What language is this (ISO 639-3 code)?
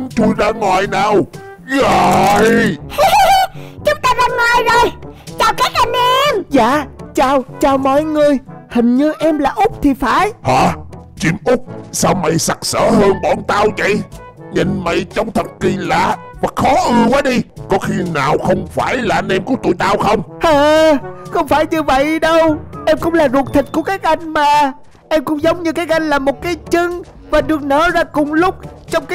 vie